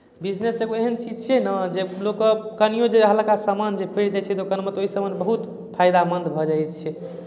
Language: Maithili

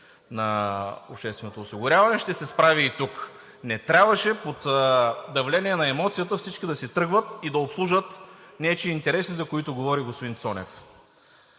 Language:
Bulgarian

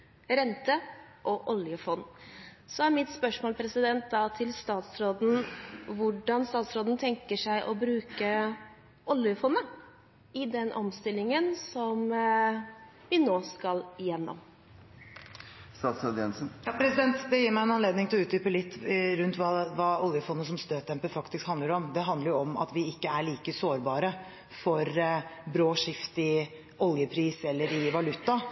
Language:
Norwegian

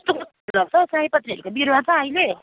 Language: Nepali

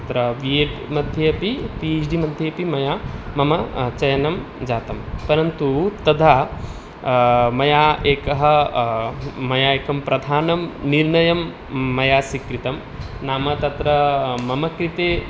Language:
Sanskrit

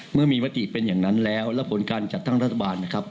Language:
Thai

